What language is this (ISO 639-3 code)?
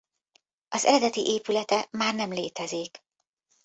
hun